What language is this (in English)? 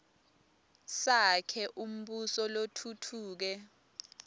Swati